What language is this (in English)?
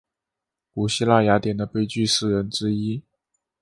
Chinese